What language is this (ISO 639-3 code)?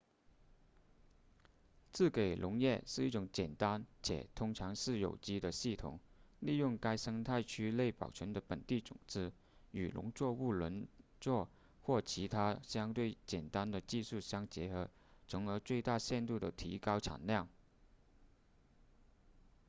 zho